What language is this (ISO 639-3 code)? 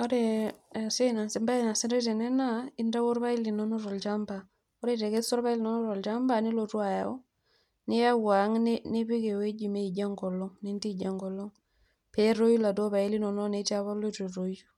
mas